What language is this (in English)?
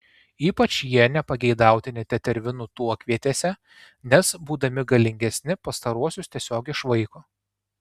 Lithuanian